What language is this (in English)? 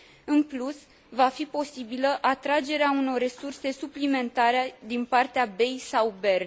Romanian